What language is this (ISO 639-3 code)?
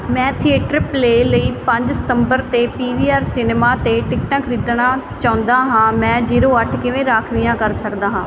pan